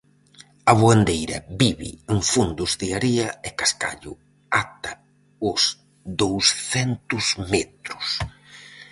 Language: Galician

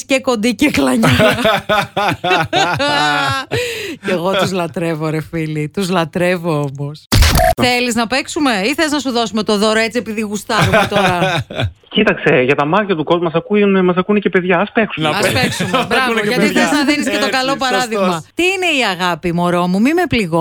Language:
Greek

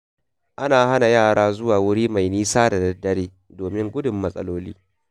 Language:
Hausa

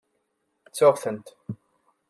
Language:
Kabyle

